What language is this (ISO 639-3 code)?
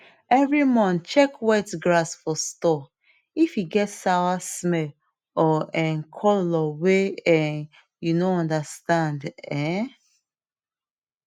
pcm